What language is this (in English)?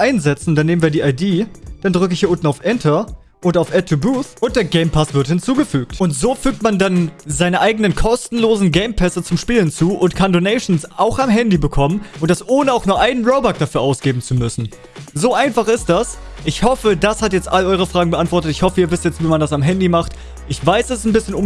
German